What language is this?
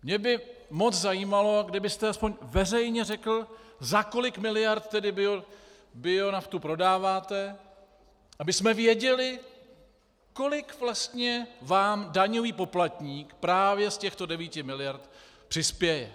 Czech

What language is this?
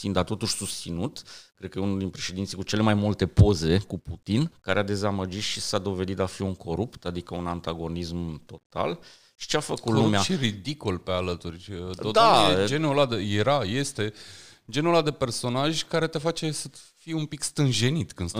Romanian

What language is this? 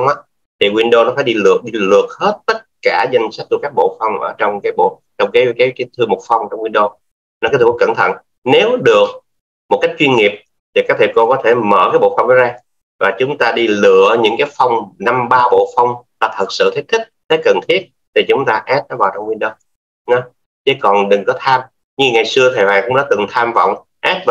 Vietnamese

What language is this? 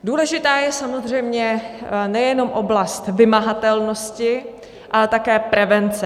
Czech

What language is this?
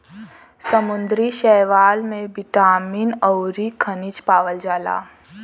Bhojpuri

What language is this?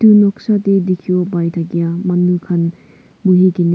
Naga Pidgin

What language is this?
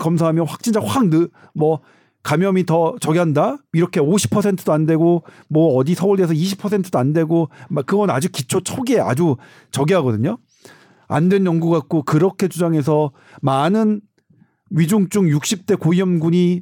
Korean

